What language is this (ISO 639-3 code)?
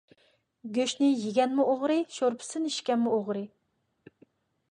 uig